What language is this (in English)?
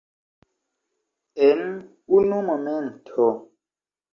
Esperanto